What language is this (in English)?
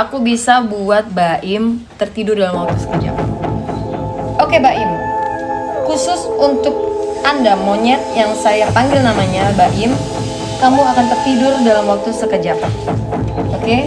Indonesian